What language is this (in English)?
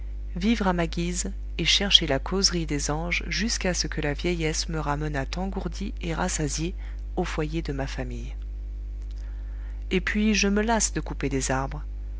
French